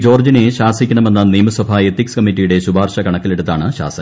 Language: Malayalam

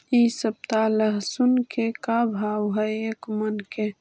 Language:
Magahi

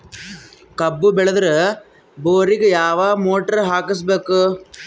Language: Kannada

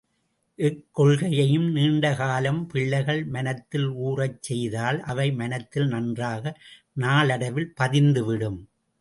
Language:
Tamil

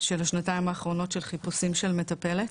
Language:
Hebrew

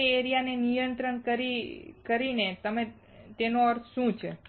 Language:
Gujarati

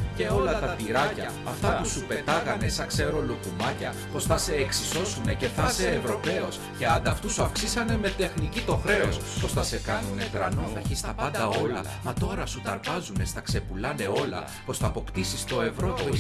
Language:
Greek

